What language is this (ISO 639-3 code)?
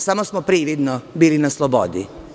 srp